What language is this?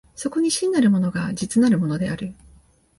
Japanese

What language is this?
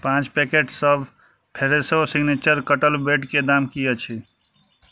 Maithili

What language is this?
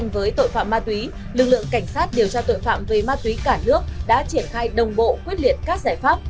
Vietnamese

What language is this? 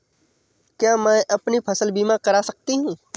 Hindi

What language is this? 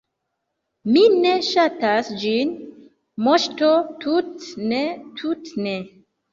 Esperanto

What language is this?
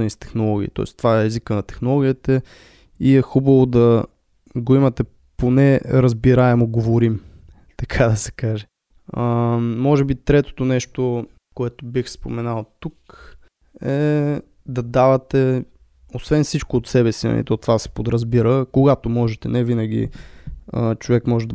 Bulgarian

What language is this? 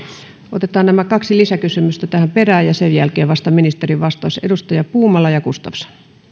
Finnish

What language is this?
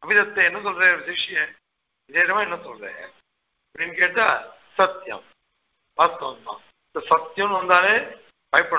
Czech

